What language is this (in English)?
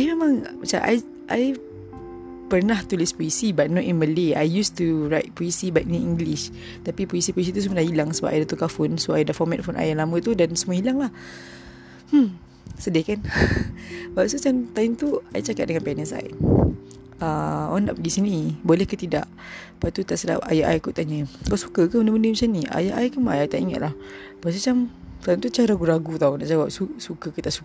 Malay